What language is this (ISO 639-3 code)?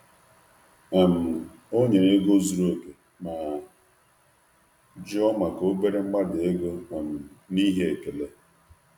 ibo